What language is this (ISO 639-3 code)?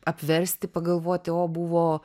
lit